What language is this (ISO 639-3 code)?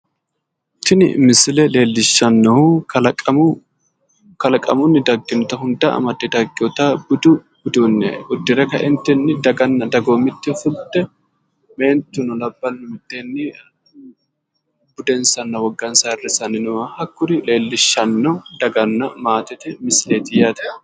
sid